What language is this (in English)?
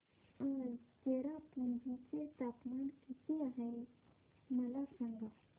Marathi